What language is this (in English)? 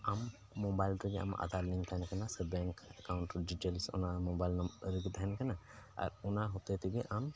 Santali